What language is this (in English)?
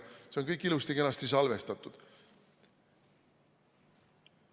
Estonian